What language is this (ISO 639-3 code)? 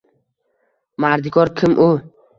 uzb